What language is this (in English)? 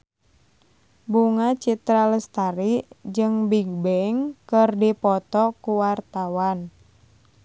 Sundanese